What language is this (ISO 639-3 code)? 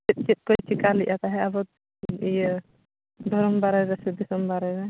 sat